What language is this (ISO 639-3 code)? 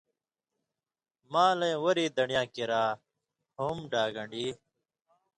mvy